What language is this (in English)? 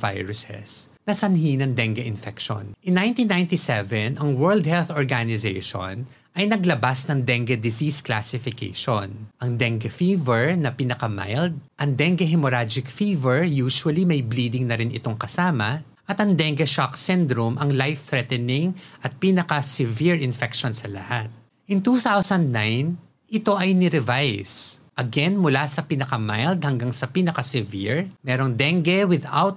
Filipino